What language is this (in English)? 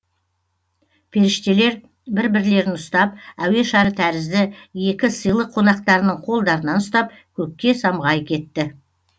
Kazakh